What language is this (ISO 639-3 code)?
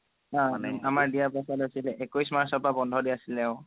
asm